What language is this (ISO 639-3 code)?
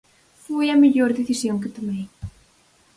glg